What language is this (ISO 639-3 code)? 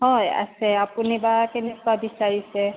asm